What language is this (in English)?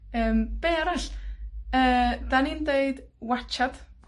Welsh